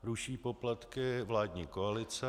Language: Czech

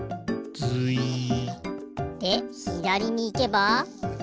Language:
Japanese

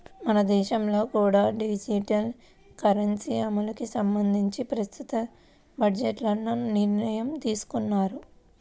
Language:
Telugu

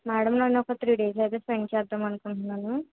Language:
Telugu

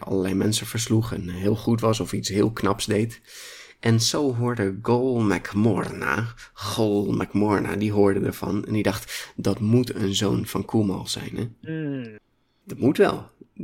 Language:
Dutch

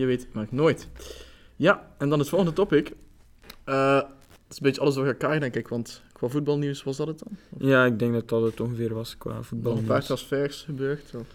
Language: Dutch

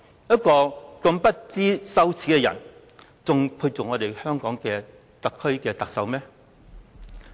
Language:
Cantonese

